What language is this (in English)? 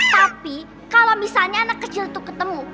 Indonesian